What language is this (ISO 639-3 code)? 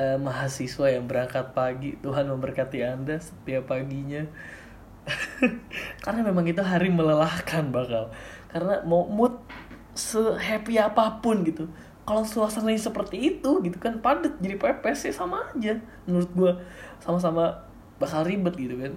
ind